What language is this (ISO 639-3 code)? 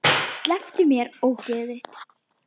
isl